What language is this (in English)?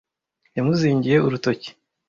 Kinyarwanda